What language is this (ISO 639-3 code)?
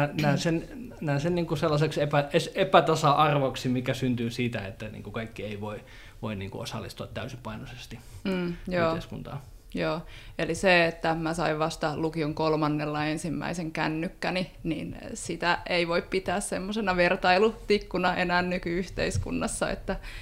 fin